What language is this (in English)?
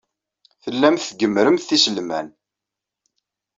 Kabyle